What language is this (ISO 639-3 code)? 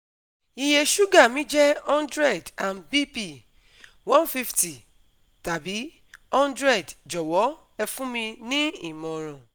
yor